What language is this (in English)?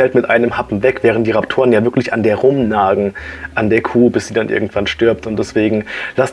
German